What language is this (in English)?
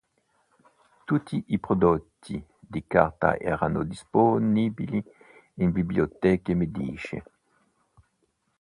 Italian